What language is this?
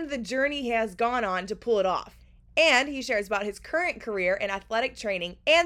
English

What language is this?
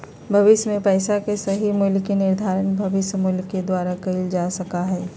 Magahi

